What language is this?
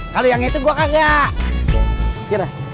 Indonesian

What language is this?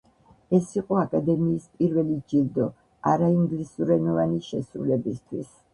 Georgian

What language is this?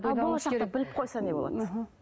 Kazakh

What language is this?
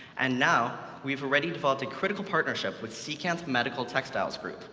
English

